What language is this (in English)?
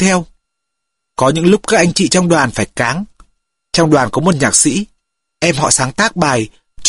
Vietnamese